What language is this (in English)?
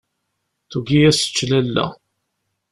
Kabyle